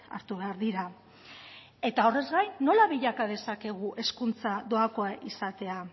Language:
Basque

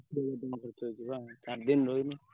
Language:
Odia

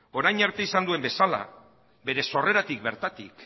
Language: Basque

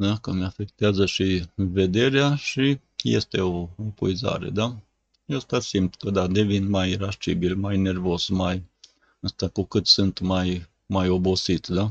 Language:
Romanian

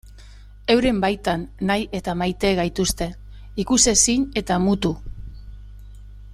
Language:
Basque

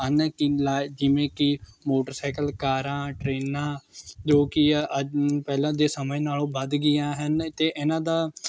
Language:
Punjabi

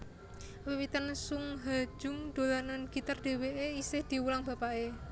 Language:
Javanese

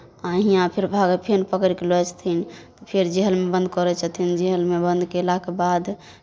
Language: Maithili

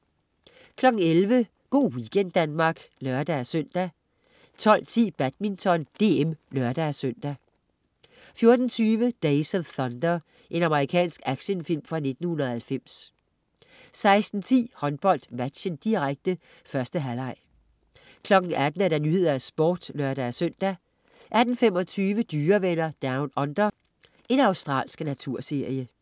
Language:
Danish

